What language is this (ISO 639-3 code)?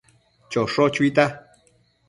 mcf